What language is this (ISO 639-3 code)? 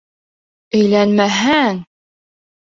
bak